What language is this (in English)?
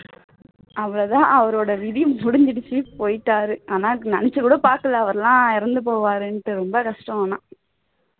Tamil